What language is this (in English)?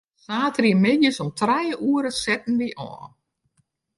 Western Frisian